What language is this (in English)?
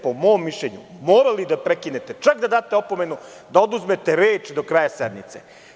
Serbian